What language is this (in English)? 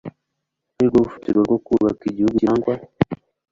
Kinyarwanda